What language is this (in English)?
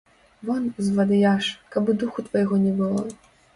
Belarusian